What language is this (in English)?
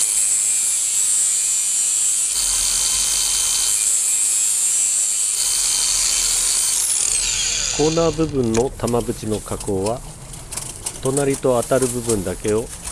Japanese